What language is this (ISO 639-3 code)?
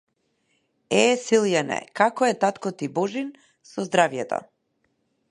mkd